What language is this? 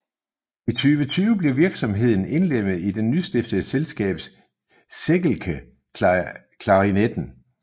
Danish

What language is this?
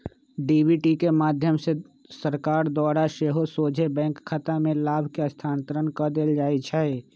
Magahi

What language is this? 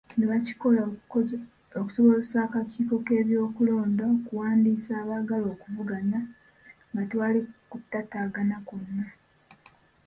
Ganda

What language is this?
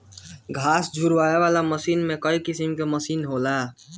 Bhojpuri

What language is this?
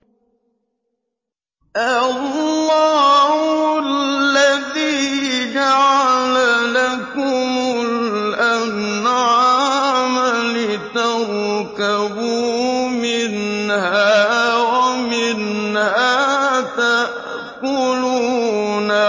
Arabic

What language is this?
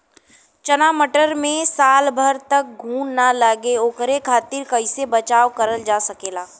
Bhojpuri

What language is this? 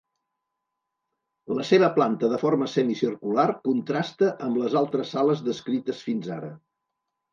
Catalan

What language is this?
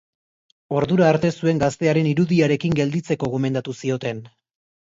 Basque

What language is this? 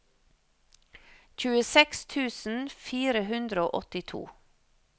Norwegian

